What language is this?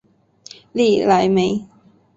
Chinese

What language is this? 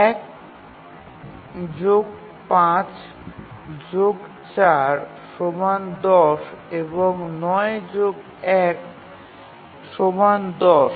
Bangla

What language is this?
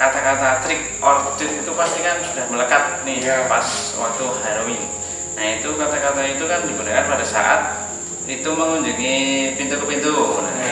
Indonesian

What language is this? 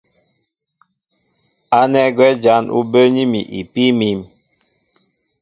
Mbo (Cameroon)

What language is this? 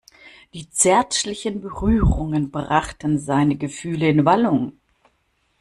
German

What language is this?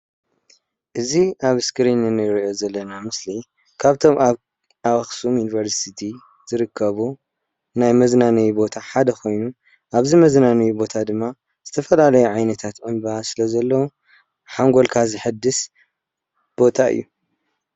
Tigrinya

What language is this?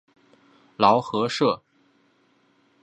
Chinese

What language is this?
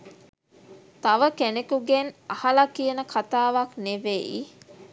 Sinhala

